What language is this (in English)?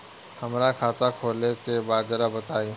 Bhojpuri